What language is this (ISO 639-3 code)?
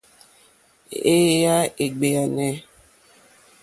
bri